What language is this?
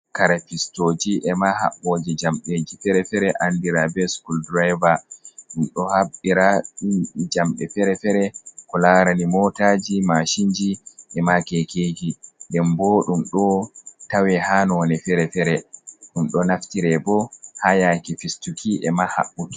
Fula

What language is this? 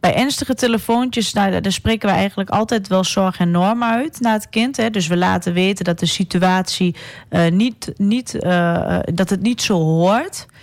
Dutch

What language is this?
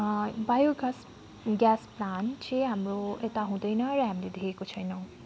Nepali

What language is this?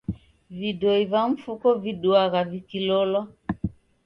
Taita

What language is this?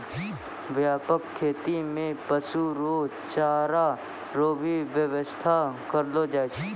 Maithili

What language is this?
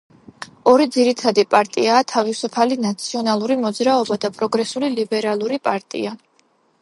Georgian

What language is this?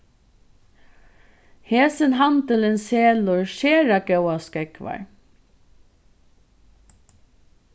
Faroese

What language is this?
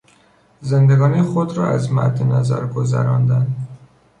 Persian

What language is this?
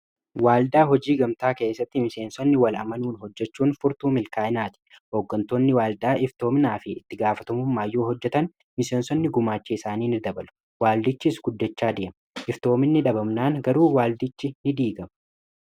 Oromo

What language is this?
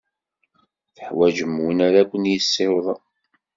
Kabyle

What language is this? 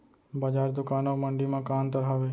Chhattisgarhi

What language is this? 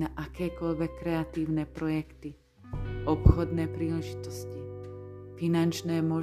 Slovak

